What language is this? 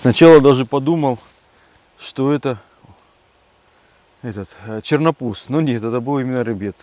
Russian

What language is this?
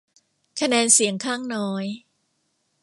Thai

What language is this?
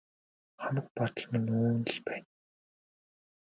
Mongolian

